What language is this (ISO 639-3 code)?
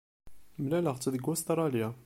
kab